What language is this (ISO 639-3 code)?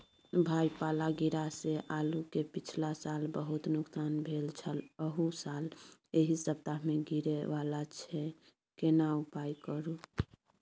mai